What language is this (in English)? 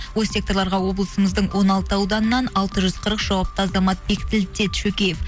Kazakh